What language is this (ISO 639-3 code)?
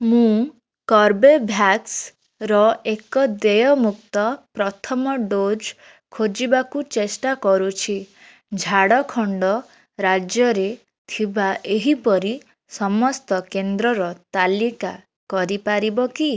ori